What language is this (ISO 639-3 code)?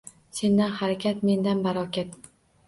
uzb